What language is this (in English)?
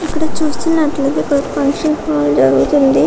Telugu